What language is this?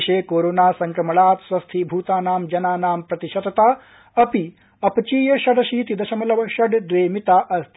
Sanskrit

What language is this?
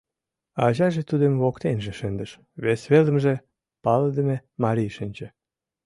Mari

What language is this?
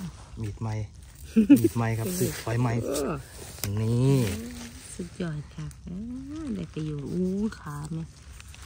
Thai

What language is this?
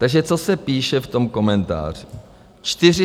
Czech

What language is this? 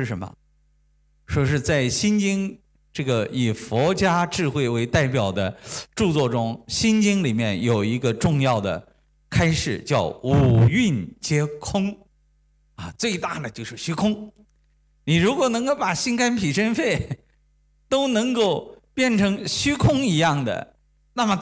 Chinese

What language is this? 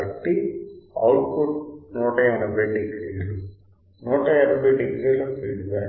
Telugu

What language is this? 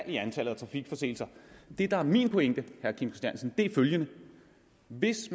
Danish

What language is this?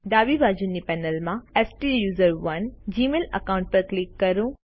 Gujarati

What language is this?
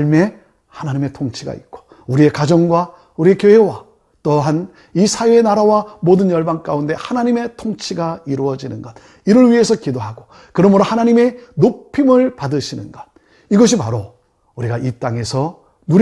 Korean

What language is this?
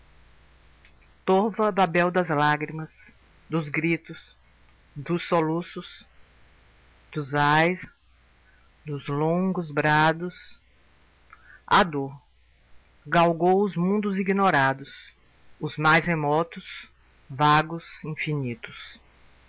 Portuguese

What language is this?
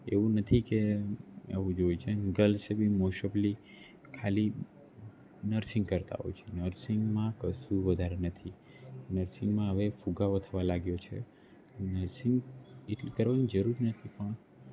Gujarati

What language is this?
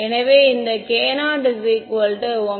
Tamil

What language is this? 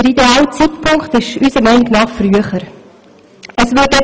Swiss German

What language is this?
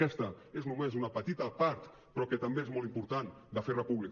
Catalan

